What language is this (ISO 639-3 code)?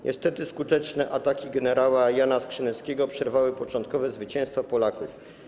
pol